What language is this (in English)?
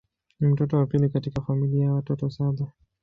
Swahili